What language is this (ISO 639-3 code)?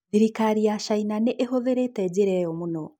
kik